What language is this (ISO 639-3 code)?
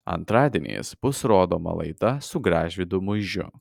lit